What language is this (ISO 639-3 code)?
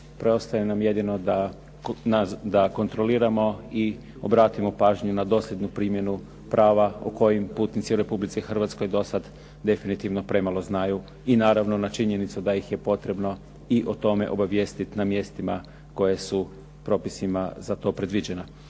hrv